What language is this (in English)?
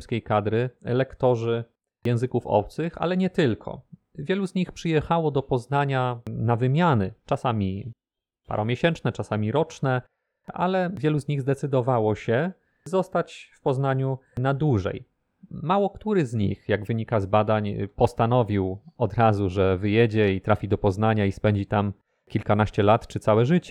Polish